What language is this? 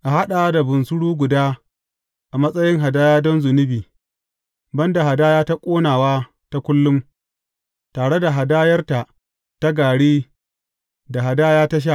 Hausa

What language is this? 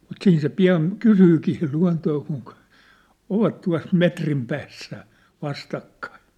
Finnish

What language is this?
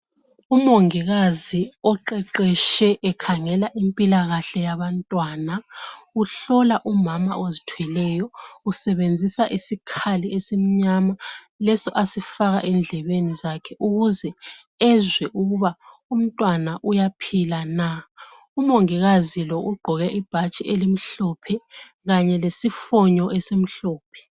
North Ndebele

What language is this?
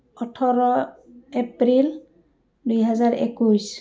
Assamese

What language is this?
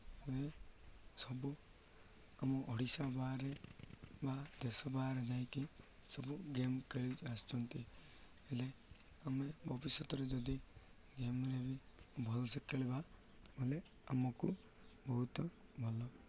Odia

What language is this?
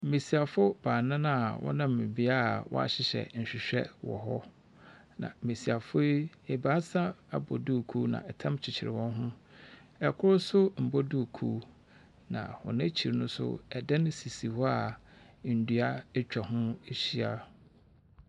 Akan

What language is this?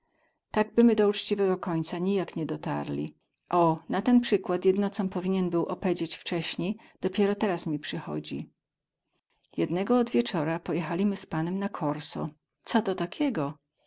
Polish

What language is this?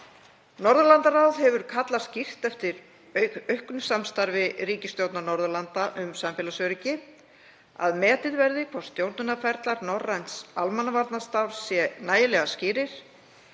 Icelandic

